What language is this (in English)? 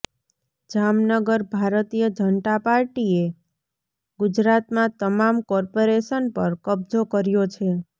Gujarati